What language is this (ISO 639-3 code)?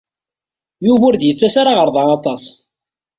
kab